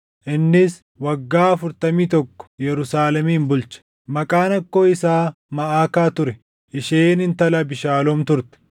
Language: Oromo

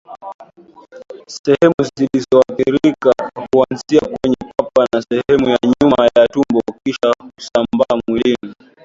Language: Swahili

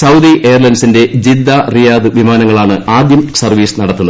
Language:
Malayalam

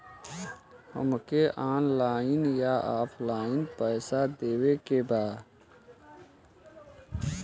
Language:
Bhojpuri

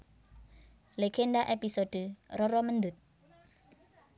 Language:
Javanese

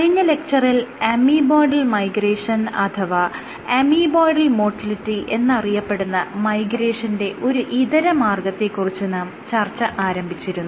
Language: Malayalam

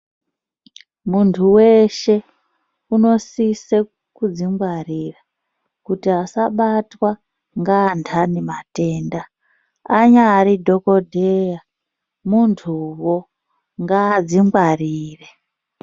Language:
Ndau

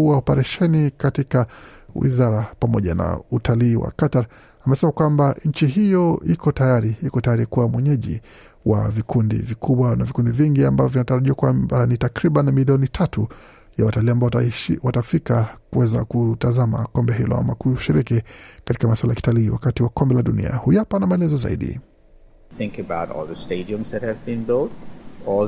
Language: Swahili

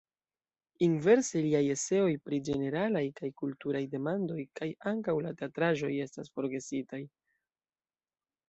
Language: Esperanto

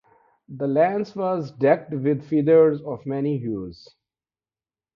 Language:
English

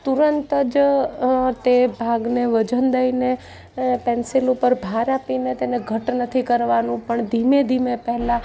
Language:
Gujarati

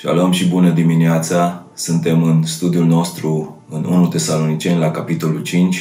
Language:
Romanian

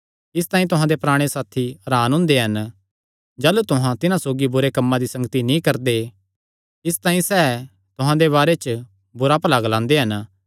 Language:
Kangri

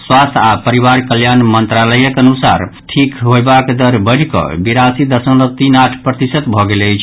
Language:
Maithili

